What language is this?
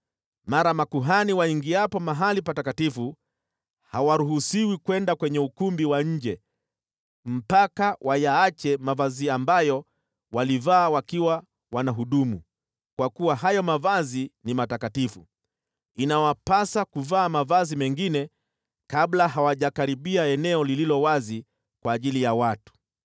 Swahili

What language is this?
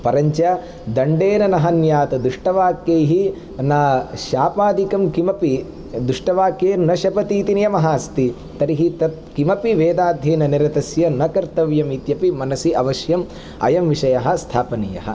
Sanskrit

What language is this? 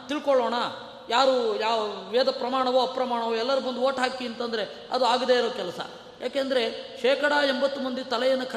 Kannada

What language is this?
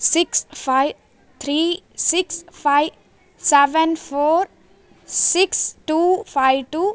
Sanskrit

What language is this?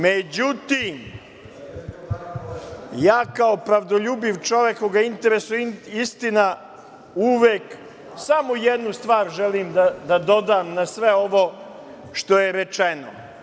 Serbian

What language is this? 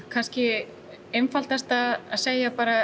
Icelandic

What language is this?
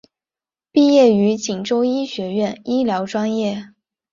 Chinese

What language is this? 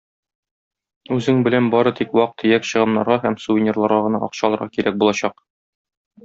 Tatar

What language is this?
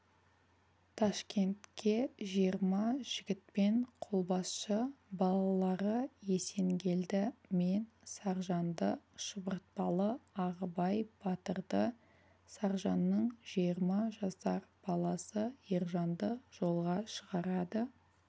Kazakh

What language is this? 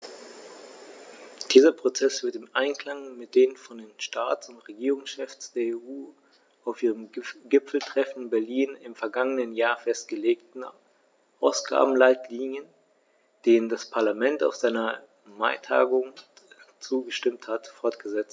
German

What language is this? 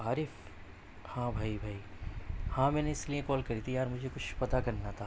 Urdu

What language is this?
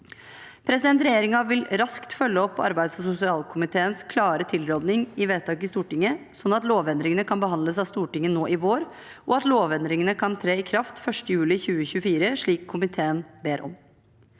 Norwegian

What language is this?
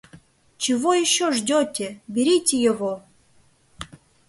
Mari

